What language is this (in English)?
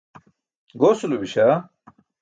Burushaski